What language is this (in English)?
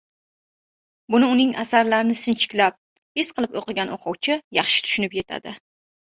Uzbek